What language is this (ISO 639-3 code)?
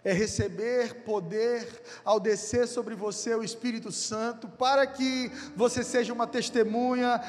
por